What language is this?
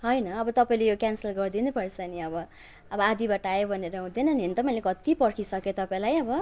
Nepali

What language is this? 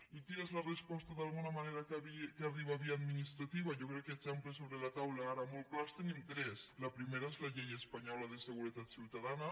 Catalan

